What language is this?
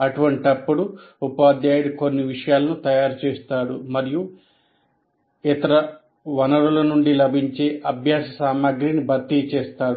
Telugu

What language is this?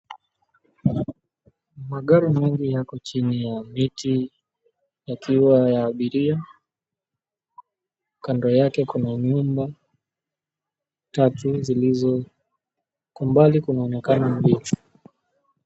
Swahili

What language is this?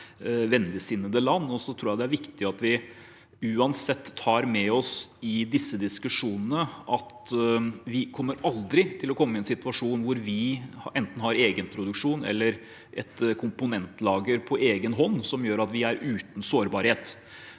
Norwegian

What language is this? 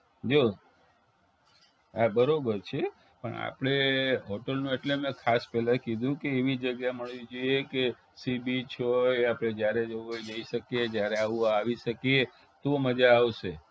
Gujarati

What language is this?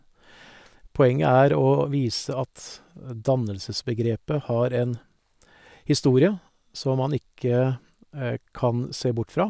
Norwegian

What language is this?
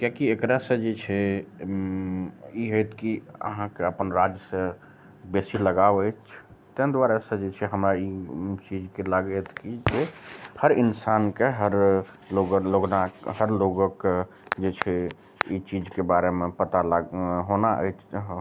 Maithili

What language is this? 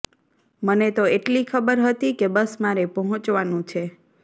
Gujarati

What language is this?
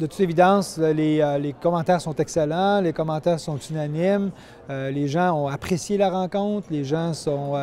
French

